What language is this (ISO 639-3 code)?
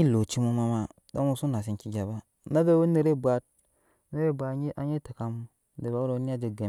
yes